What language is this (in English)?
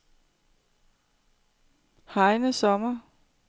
Danish